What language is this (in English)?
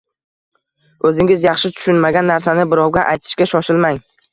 Uzbek